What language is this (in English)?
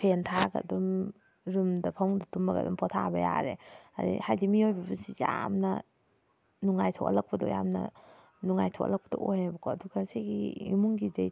Manipuri